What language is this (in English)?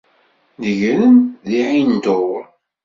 Kabyle